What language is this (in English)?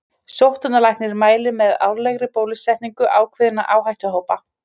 Icelandic